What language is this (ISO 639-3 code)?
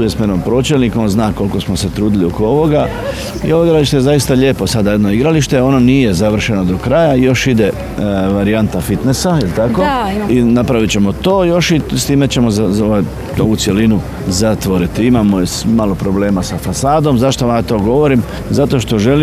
hrv